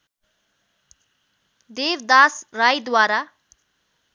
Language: Nepali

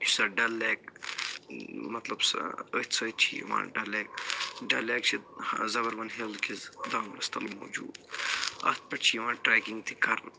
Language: Kashmiri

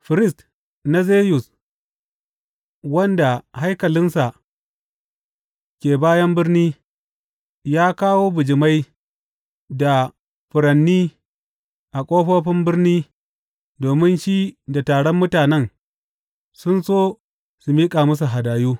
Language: Hausa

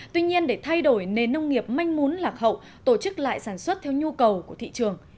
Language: Vietnamese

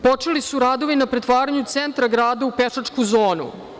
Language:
Serbian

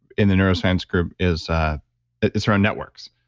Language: English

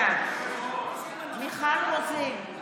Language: Hebrew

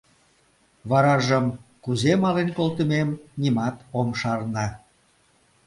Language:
Mari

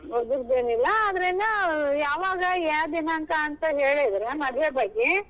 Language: Kannada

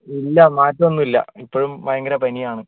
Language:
Malayalam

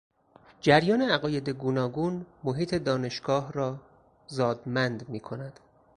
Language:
Persian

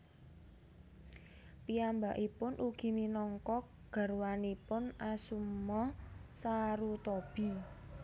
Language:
Javanese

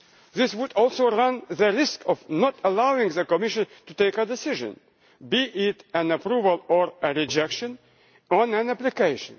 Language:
English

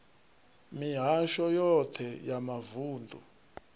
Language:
Venda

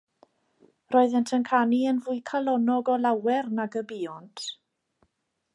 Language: Welsh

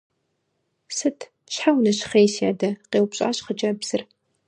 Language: Kabardian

